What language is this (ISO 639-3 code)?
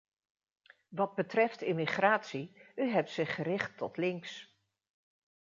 nld